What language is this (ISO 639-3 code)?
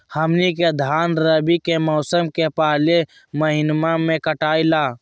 mag